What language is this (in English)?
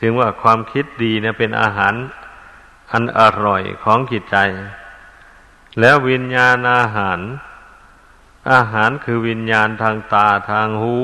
Thai